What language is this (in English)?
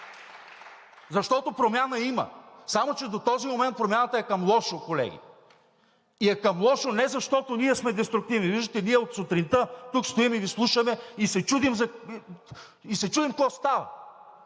Bulgarian